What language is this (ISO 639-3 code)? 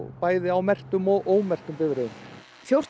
isl